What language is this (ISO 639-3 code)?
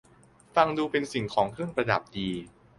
tha